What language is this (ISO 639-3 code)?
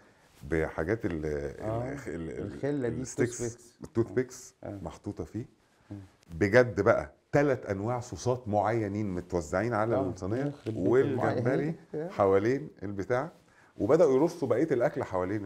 ara